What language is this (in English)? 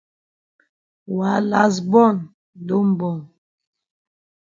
Cameroon Pidgin